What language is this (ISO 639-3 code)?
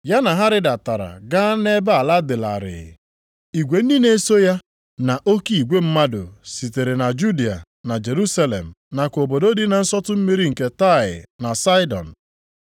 ibo